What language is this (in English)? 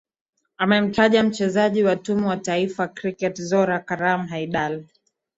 Swahili